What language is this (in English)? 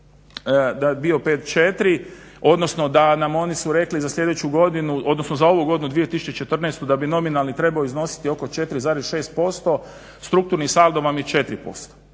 Croatian